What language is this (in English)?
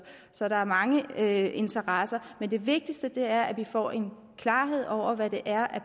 Danish